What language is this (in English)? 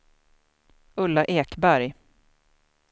Swedish